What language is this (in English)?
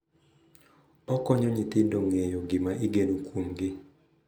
Luo (Kenya and Tanzania)